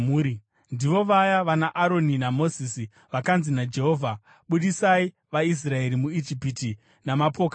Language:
Shona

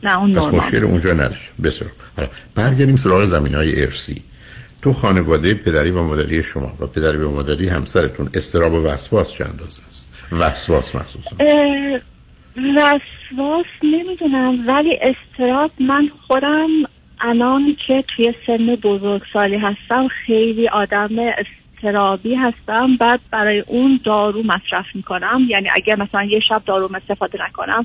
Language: Persian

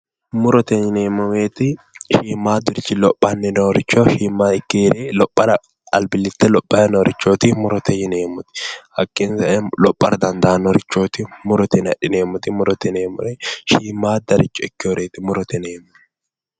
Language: Sidamo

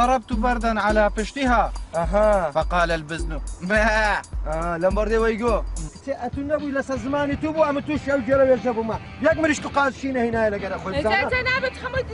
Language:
Arabic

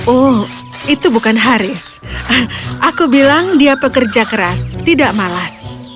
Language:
Indonesian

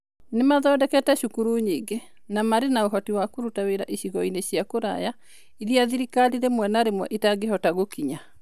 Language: Kikuyu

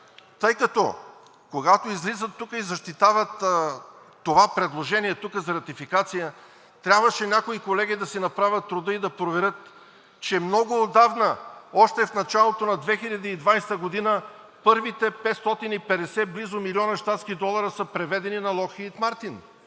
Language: Bulgarian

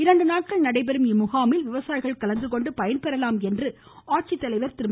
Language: Tamil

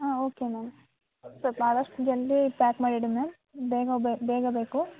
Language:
Kannada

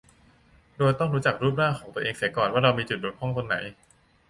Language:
Thai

